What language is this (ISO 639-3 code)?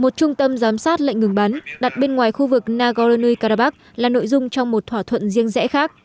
vie